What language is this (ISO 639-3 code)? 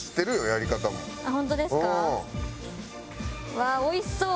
jpn